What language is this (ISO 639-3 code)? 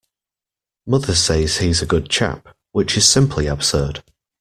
eng